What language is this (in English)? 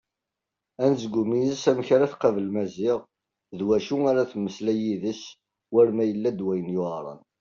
Kabyle